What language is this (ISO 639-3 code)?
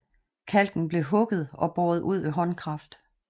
dan